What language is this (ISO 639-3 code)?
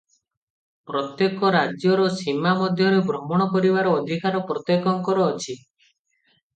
ori